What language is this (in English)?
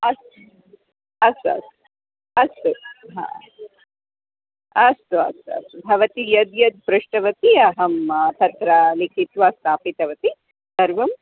Sanskrit